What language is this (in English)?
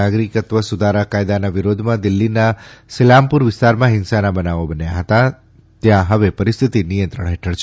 Gujarati